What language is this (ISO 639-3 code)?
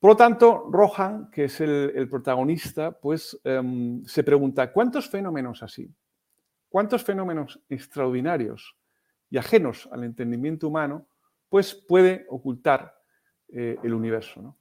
spa